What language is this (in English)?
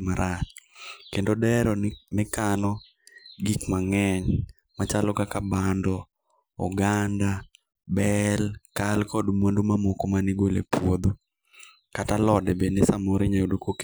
Luo (Kenya and Tanzania)